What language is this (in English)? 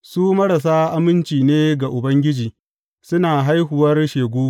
Hausa